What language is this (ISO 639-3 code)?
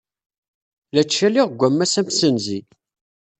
kab